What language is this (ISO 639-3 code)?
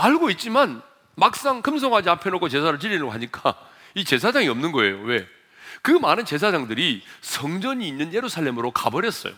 kor